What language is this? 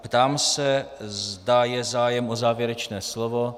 Czech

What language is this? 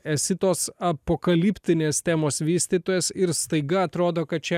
Lithuanian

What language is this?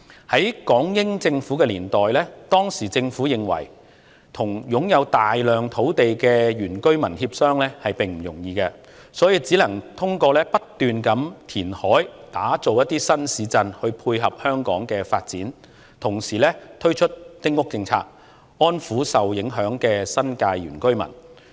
Cantonese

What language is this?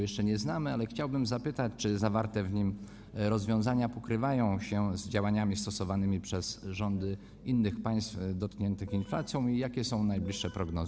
Polish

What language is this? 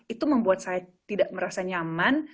Indonesian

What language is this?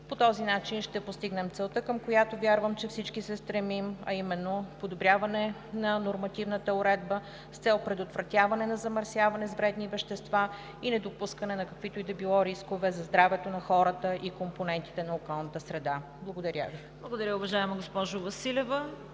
Bulgarian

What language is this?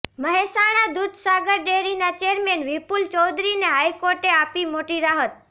Gujarati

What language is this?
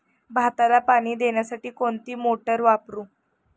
Marathi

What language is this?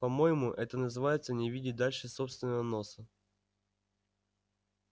Russian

